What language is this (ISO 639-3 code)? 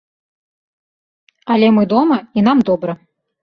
bel